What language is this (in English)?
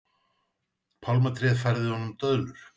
Icelandic